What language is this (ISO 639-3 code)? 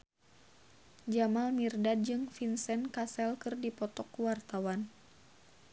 sun